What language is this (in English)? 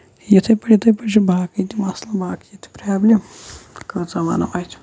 Kashmiri